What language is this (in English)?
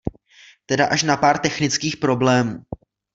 Czech